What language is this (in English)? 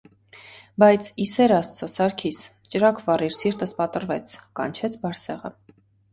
Armenian